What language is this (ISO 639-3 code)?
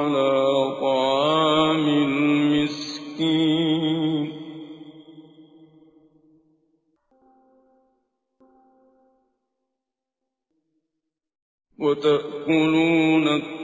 ara